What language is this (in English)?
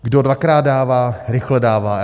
Czech